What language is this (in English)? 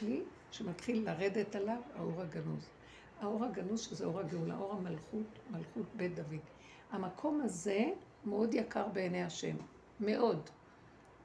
Hebrew